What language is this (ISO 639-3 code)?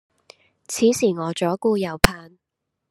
yue